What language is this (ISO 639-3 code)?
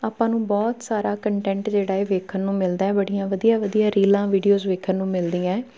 pan